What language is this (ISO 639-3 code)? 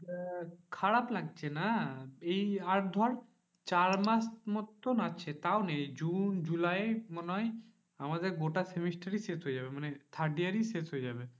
ben